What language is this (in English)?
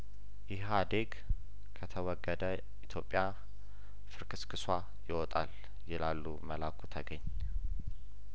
Amharic